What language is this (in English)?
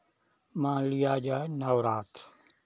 Hindi